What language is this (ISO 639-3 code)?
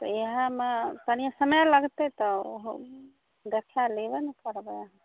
mai